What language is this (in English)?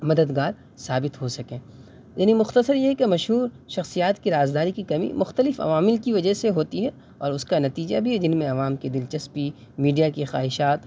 Urdu